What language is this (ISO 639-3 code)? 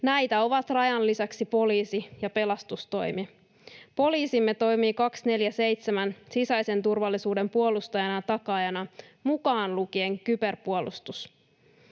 fin